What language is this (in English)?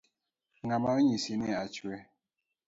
Luo (Kenya and Tanzania)